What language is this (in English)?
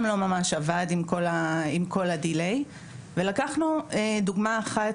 Hebrew